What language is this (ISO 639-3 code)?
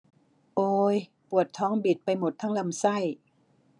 tha